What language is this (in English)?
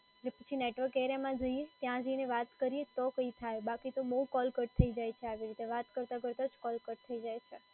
Gujarati